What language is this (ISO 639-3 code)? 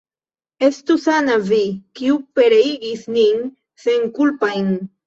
epo